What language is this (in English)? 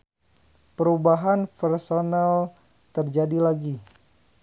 Sundanese